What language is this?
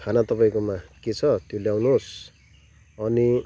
Nepali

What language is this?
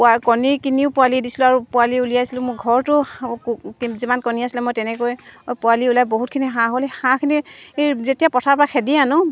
Assamese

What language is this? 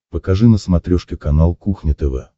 Russian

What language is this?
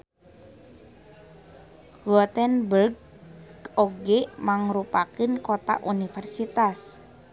Sundanese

